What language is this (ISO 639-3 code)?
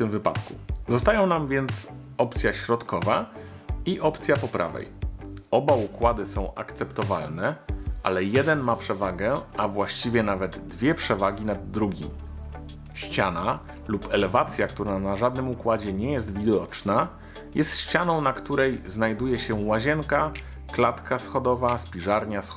pol